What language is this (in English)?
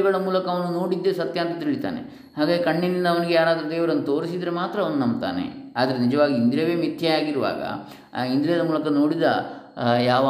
Kannada